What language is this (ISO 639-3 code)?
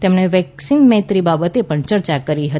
guj